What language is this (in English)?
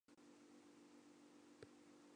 Chinese